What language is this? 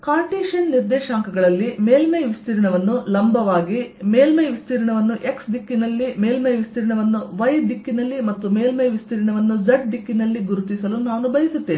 Kannada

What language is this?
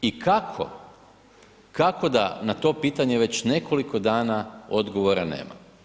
Croatian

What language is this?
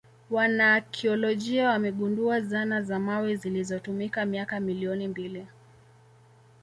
Swahili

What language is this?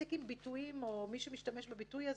Hebrew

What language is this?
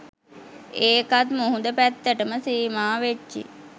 Sinhala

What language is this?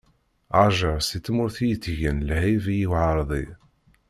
Kabyle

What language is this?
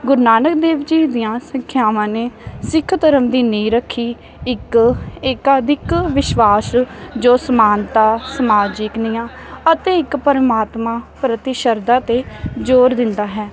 Punjabi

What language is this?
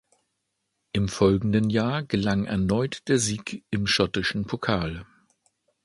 German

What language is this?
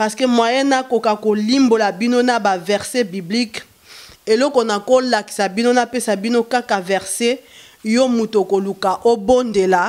French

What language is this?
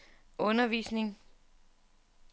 Danish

